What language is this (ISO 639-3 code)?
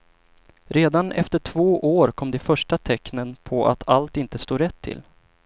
swe